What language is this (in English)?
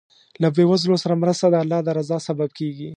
Pashto